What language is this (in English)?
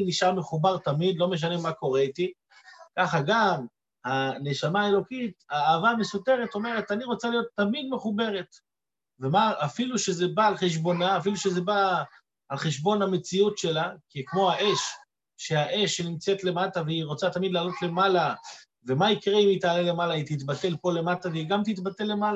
Hebrew